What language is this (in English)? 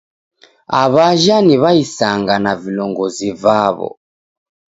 Taita